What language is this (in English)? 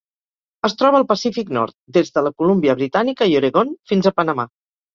Catalan